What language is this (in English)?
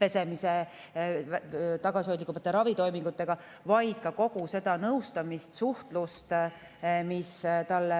Estonian